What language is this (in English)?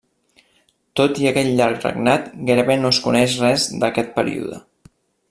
Catalan